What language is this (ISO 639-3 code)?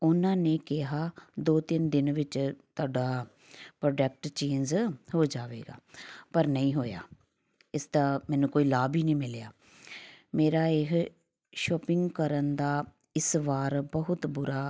pan